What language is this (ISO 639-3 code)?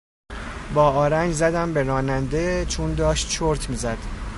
fas